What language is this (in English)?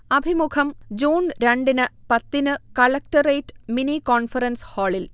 Malayalam